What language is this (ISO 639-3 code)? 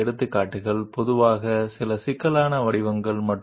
tel